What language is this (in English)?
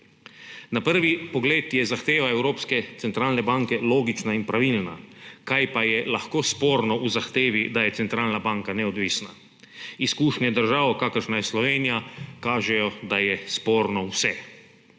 Slovenian